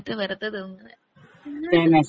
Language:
Malayalam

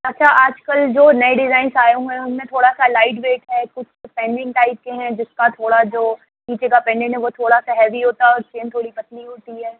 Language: Urdu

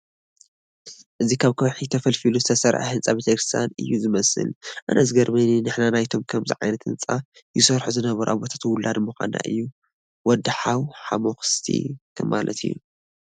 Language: Tigrinya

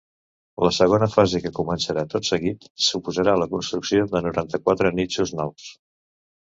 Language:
Catalan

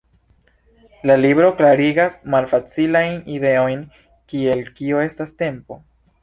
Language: Esperanto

